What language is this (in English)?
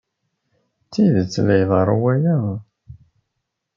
Kabyle